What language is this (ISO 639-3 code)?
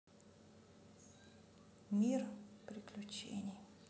rus